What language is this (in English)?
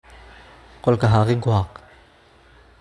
Somali